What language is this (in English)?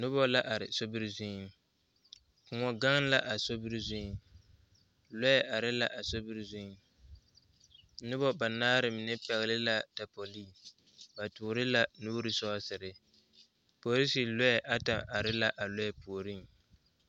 Southern Dagaare